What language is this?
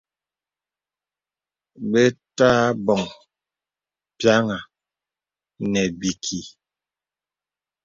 Bebele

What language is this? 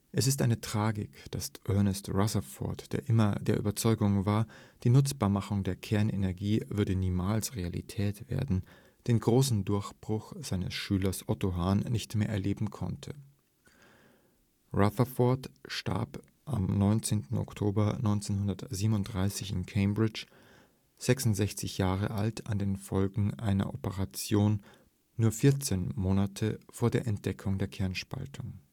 German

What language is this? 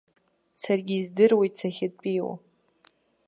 Abkhazian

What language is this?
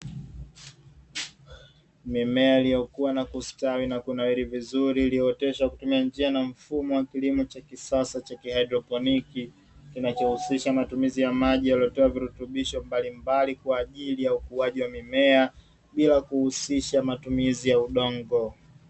Swahili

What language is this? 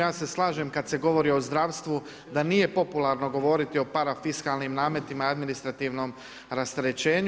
Croatian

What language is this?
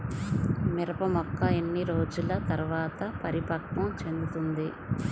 Telugu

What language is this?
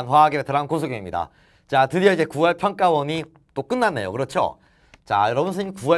Korean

